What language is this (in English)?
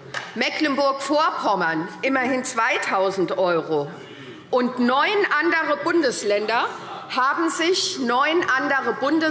German